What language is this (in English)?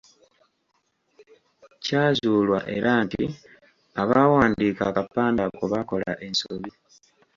Ganda